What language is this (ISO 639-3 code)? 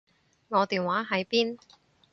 yue